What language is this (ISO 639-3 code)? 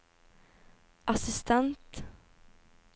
nor